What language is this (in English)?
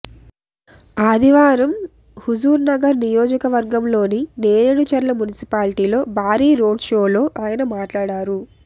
Telugu